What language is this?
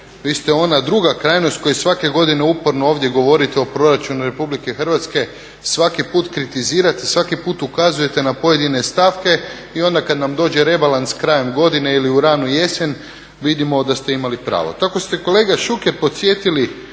Croatian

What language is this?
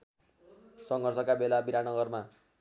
Nepali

